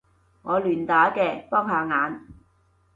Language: Cantonese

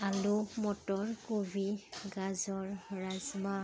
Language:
Assamese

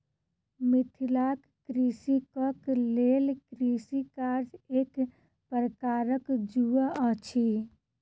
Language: Maithili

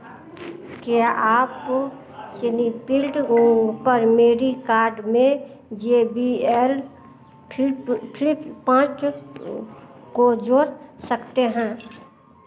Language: Hindi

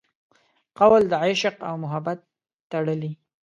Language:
Pashto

